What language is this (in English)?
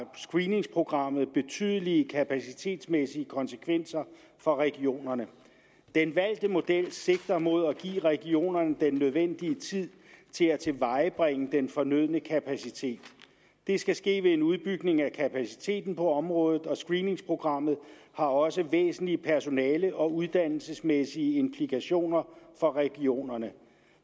Danish